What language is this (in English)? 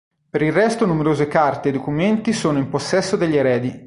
Italian